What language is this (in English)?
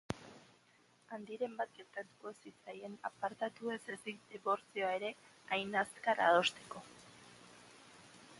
Basque